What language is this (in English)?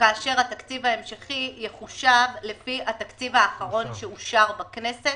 Hebrew